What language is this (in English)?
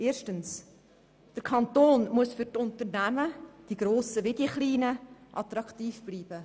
Swiss German